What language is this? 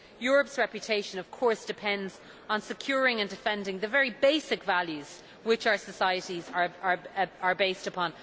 English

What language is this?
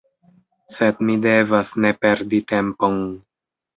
Esperanto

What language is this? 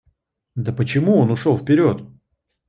Russian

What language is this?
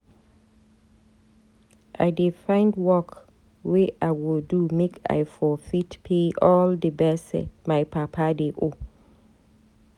Nigerian Pidgin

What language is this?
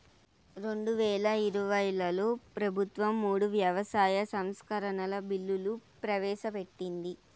Telugu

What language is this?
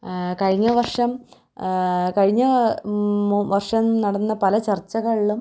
Malayalam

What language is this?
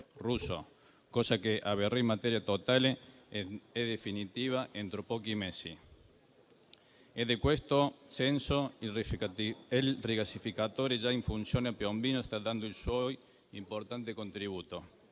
Italian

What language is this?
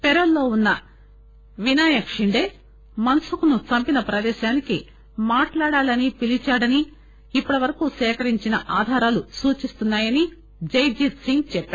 Telugu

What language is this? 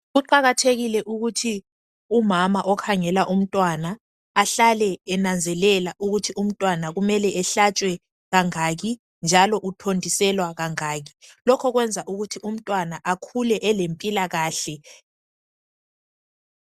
North Ndebele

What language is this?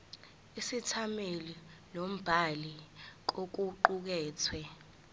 Zulu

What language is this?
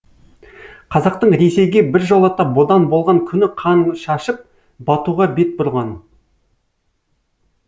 Kazakh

